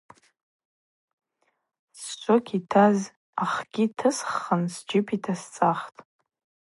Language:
Abaza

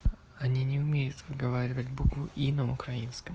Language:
Russian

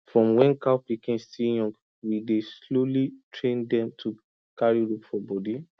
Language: Nigerian Pidgin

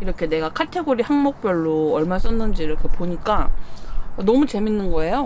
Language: Korean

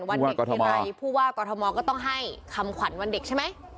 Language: Thai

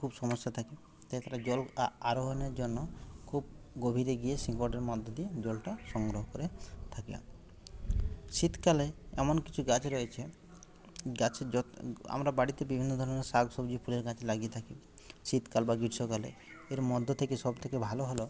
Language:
Bangla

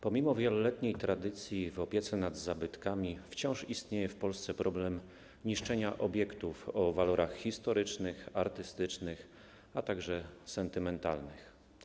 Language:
Polish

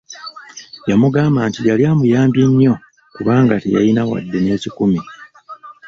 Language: Ganda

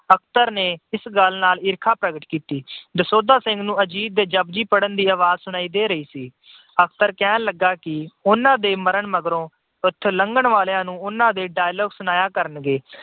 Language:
Punjabi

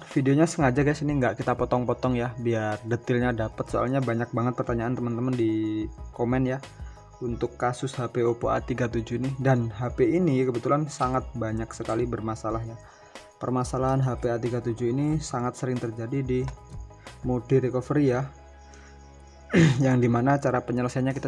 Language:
Indonesian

